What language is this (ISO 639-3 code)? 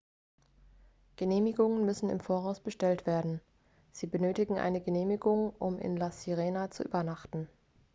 deu